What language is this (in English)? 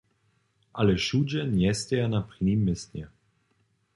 Upper Sorbian